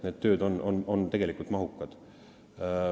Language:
Estonian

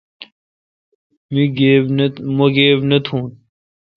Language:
Kalkoti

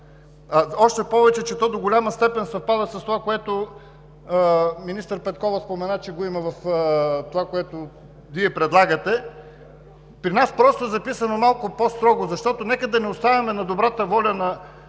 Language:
Bulgarian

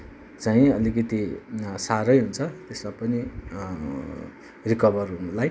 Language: Nepali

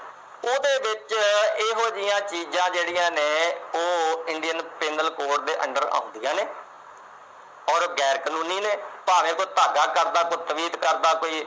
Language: Punjabi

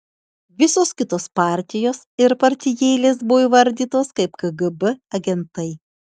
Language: Lithuanian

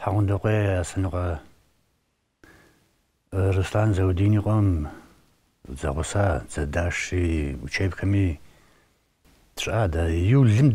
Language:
Arabic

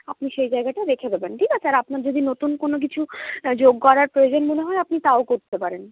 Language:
Bangla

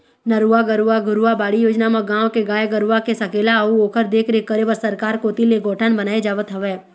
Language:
Chhattisgarhi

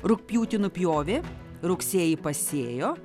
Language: Lithuanian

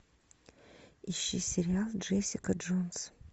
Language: Russian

